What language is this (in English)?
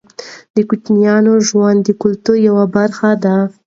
Pashto